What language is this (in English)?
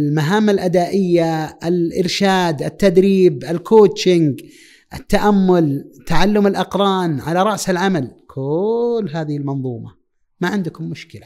Arabic